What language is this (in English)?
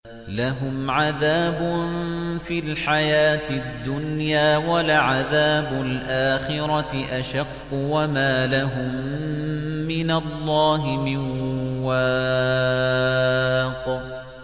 Arabic